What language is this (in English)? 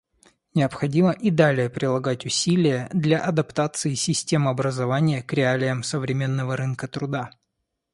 Russian